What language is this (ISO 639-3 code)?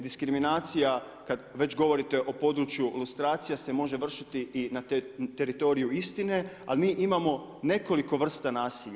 hrv